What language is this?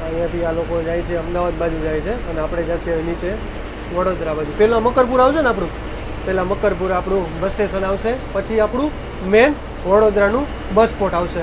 Gujarati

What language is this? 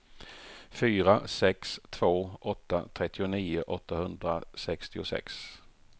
Swedish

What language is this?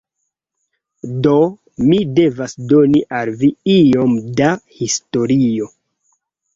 Esperanto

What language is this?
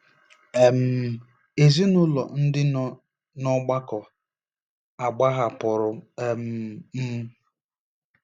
Igbo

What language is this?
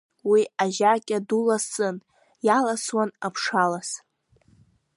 Abkhazian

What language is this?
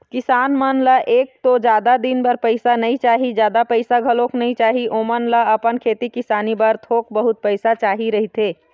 Chhattisgarhi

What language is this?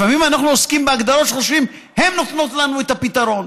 Hebrew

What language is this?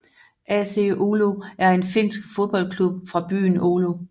Danish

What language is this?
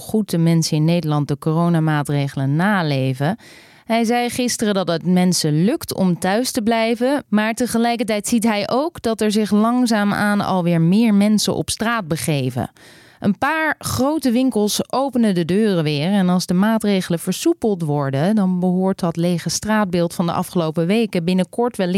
Dutch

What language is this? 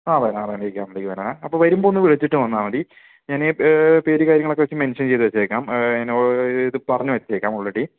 Malayalam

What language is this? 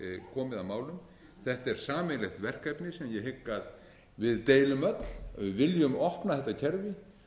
Icelandic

